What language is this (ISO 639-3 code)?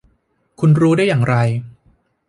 tha